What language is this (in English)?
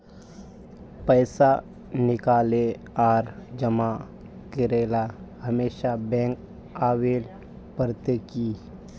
Magahi